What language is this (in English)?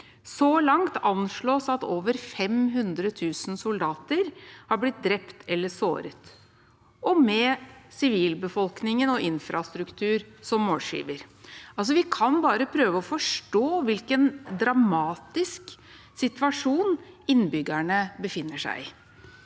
Norwegian